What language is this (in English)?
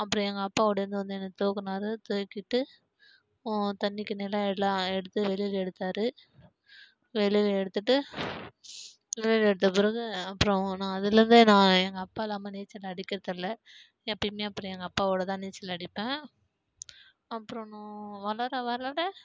Tamil